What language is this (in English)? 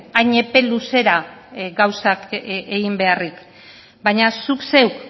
Basque